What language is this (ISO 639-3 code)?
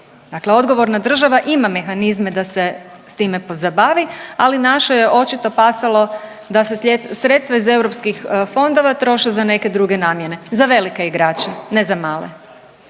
hrv